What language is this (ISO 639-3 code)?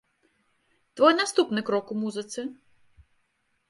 bel